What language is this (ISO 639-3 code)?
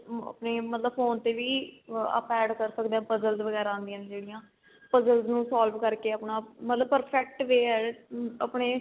pan